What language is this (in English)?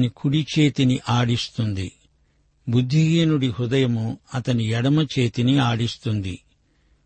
Telugu